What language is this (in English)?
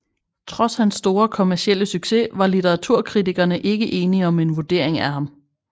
Danish